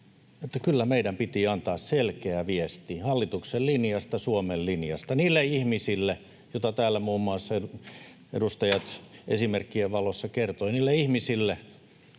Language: Finnish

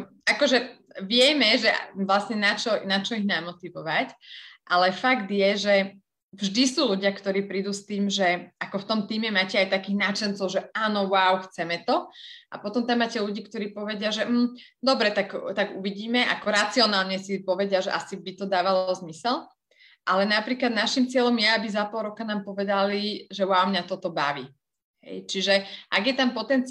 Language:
Slovak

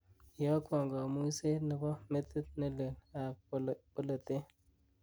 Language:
Kalenjin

